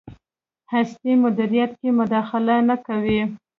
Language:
Pashto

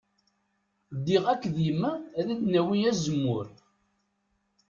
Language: Kabyle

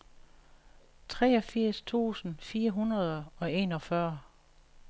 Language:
Danish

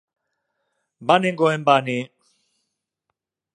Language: Basque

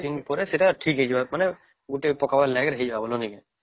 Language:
Odia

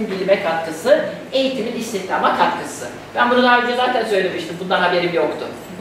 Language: Turkish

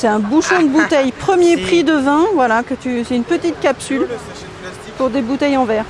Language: French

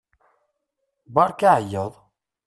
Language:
Kabyle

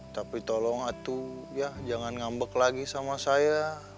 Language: Indonesian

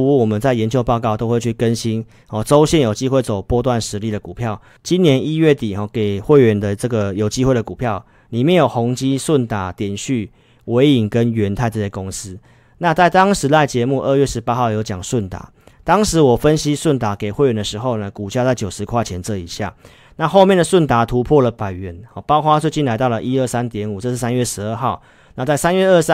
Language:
Chinese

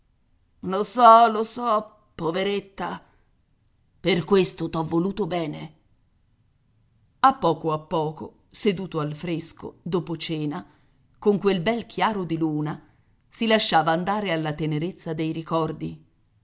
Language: Italian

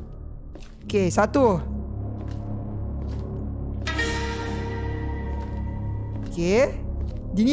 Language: Malay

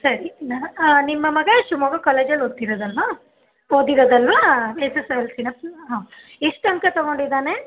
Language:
Kannada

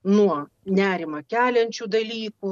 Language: Lithuanian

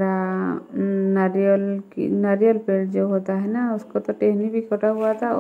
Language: Hindi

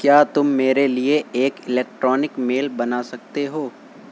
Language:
Urdu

